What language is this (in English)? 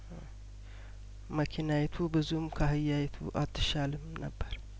Amharic